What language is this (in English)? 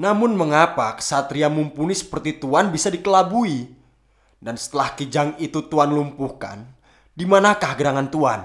Indonesian